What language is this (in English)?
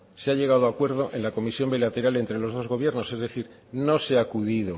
Spanish